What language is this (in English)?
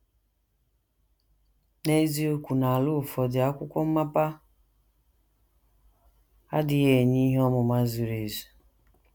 Igbo